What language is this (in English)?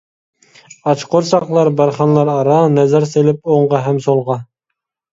Uyghur